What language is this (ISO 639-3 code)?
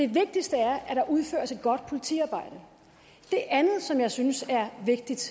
dan